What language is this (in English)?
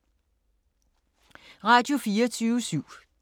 Danish